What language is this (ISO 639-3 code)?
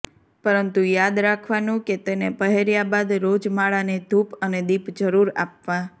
guj